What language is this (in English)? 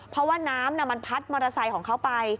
Thai